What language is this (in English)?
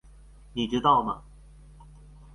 Chinese